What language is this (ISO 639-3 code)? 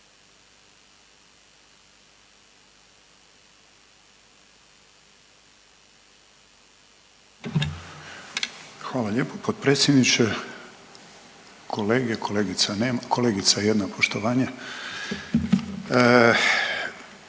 hrv